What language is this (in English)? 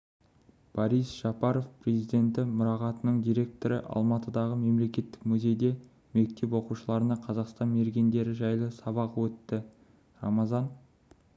Kazakh